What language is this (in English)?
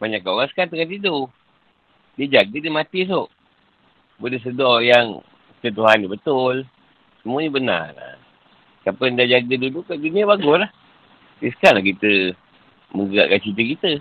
Malay